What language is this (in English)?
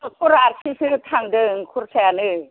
Bodo